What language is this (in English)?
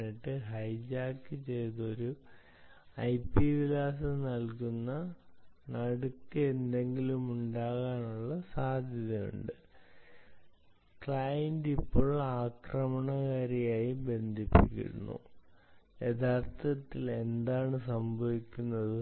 Malayalam